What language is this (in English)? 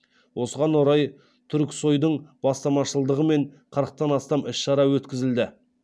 Kazakh